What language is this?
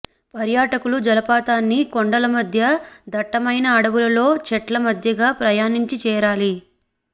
Telugu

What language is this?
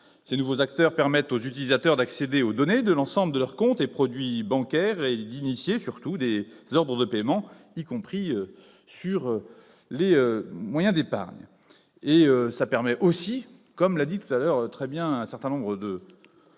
French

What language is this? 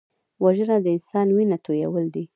Pashto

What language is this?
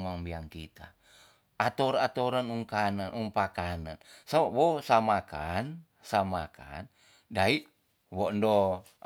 Tonsea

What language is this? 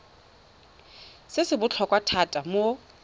Tswana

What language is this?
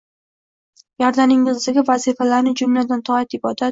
Uzbek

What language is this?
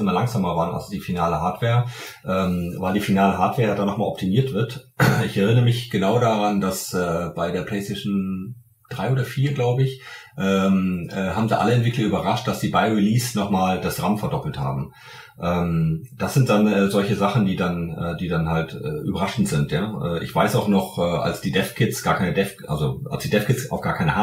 German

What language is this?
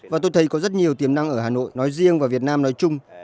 Vietnamese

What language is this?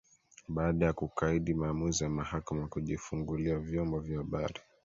Swahili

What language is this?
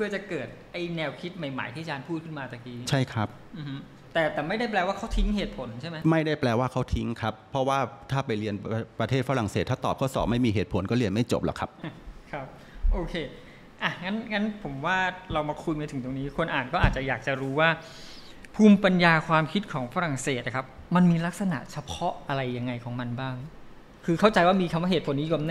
Thai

